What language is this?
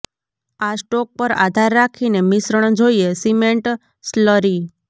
Gujarati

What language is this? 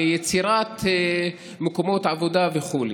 Hebrew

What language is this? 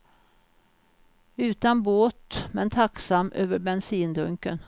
Swedish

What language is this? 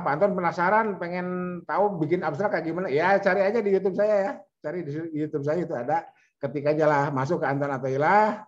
Indonesian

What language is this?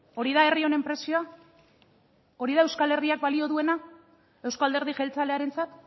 Basque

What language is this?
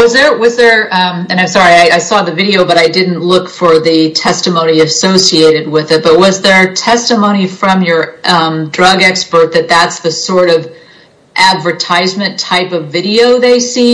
English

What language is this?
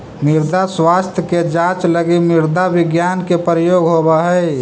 Magahi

